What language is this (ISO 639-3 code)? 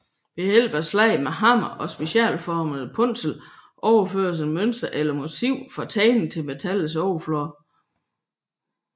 dan